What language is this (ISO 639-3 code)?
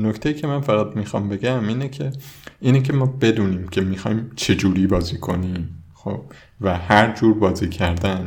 fas